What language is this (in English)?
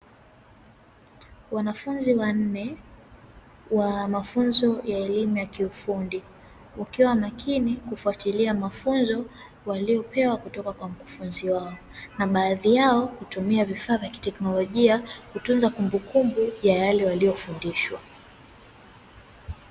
Swahili